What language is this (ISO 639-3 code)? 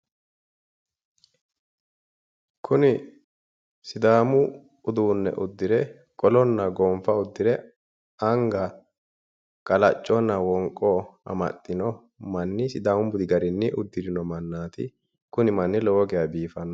sid